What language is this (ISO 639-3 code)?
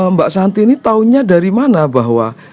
ind